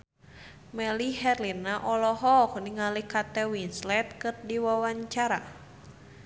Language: Sundanese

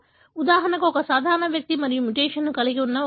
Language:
Telugu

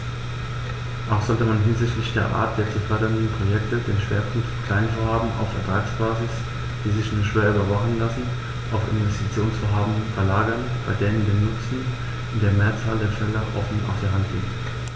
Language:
German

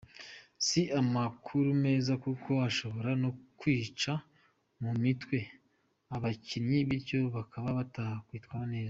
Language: Kinyarwanda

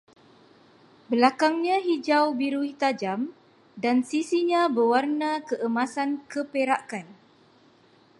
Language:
Malay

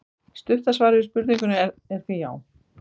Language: Icelandic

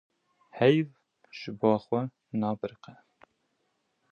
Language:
Kurdish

